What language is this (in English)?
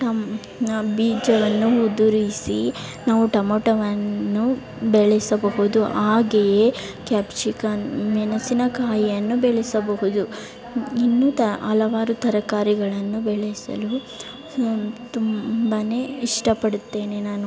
Kannada